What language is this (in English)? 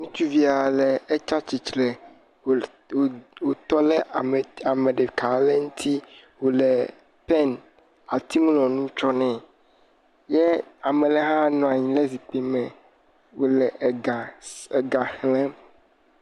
Ewe